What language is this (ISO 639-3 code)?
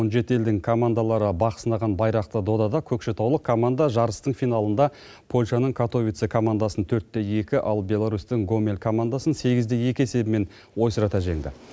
kaz